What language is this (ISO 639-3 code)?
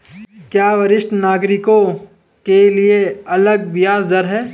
hin